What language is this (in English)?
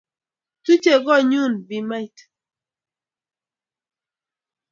Kalenjin